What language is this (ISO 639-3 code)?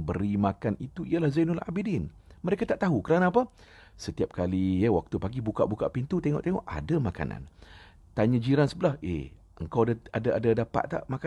msa